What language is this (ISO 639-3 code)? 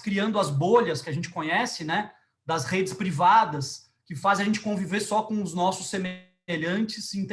por